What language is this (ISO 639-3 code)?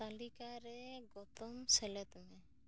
sat